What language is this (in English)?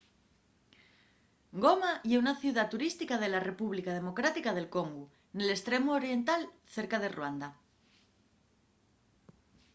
Asturian